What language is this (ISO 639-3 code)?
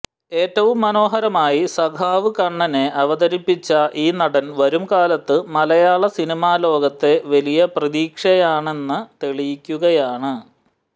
mal